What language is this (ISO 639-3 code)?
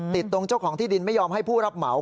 tha